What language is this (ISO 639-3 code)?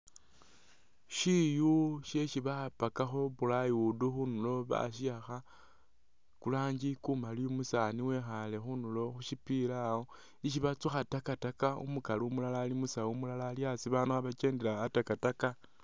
myx